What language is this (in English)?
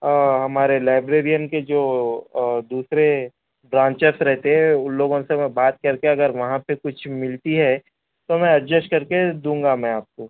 Urdu